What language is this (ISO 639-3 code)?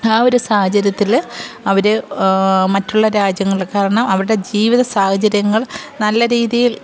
mal